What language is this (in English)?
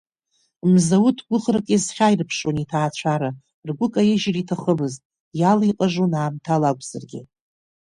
Abkhazian